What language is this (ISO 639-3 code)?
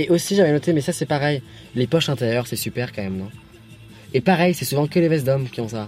fra